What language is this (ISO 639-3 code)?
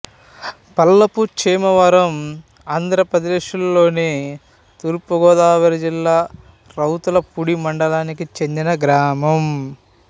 tel